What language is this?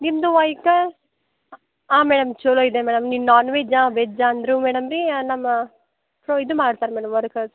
Kannada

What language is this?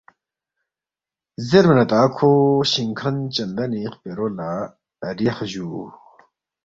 Balti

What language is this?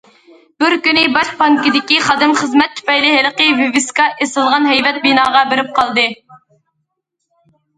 Uyghur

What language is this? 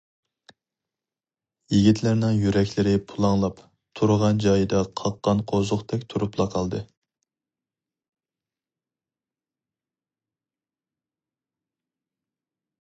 Uyghur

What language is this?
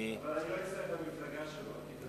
Hebrew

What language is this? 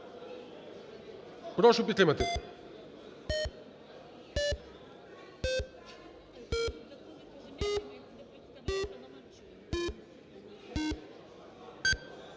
Ukrainian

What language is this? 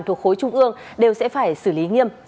Vietnamese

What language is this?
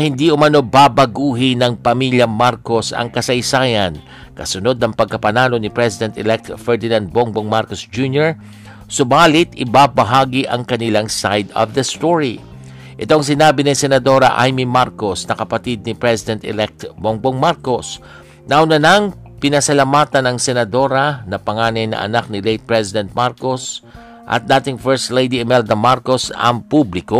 Filipino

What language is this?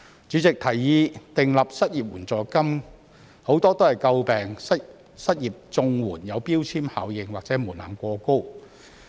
Cantonese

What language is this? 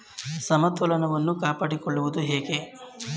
Kannada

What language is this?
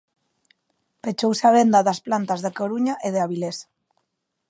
Galician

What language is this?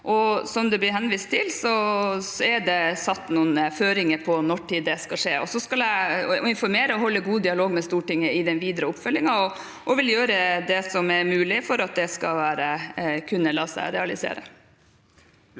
Norwegian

